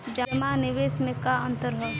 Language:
Bhojpuri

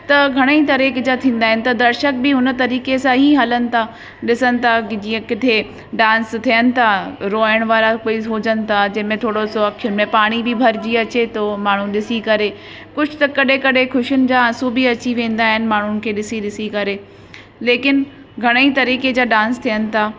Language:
Sindhi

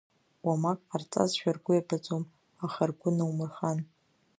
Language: Abkhazian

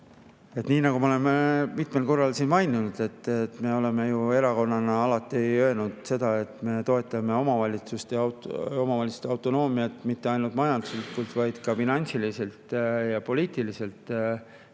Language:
Estonian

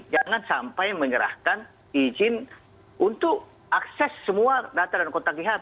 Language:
Indonesian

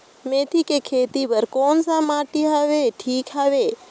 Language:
Chhattisgarhi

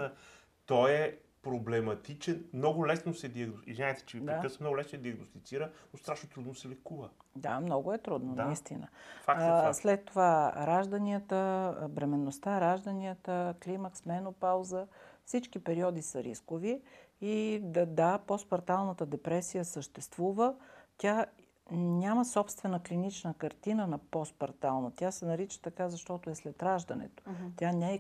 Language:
Bulgarian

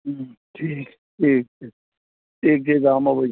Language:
Maithili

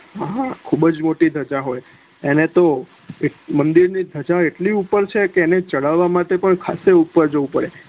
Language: Gujarati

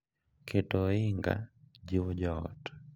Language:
Luo (Kenya and Tanzania)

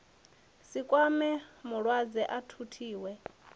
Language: Venda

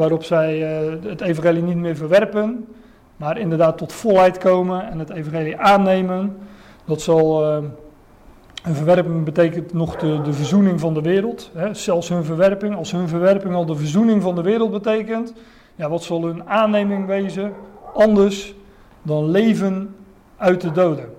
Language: Dutch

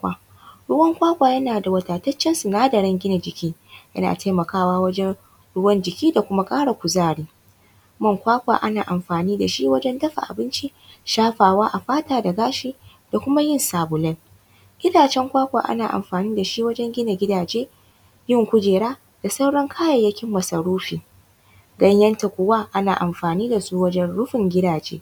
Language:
Hausa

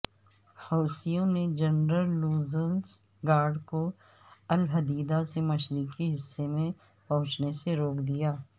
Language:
Urdu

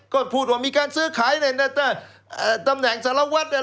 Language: Thai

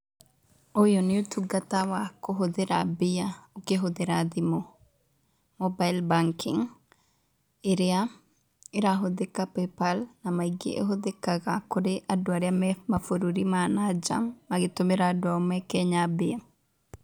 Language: Kikuyu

